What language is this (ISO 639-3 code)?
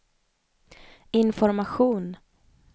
swe